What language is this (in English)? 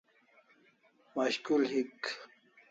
Kalasha